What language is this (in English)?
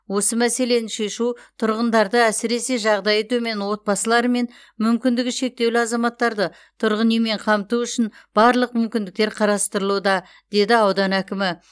Kazakh